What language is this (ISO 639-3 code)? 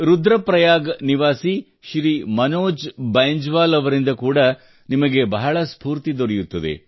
kan